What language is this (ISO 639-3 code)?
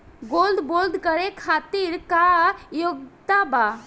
bho